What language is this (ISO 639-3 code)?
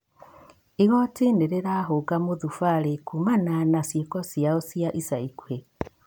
kik